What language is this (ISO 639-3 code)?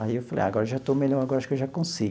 por